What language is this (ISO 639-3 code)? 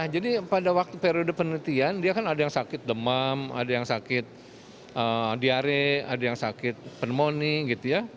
ind